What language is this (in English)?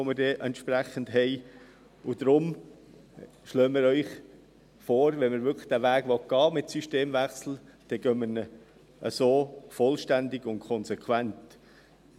Swiss German